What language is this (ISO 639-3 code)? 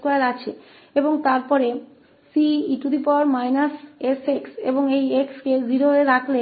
hin